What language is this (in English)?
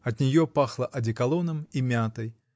Russian